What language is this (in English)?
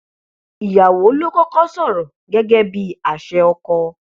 Yoruba